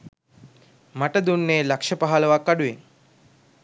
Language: Sinhala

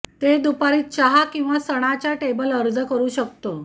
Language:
Marathi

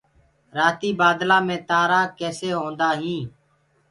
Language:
Gurgula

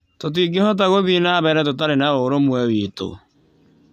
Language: Kikuyu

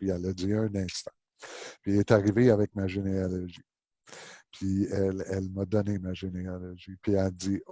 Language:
French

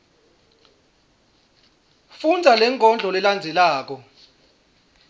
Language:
Swati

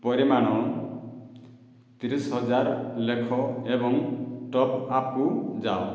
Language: Odia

